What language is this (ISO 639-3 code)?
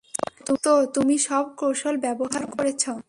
ben